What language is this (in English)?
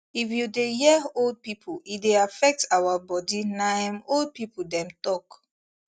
Nigerian Pidgin